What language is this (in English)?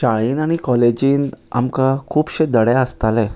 Konkani